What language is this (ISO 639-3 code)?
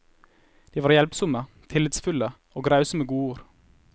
nor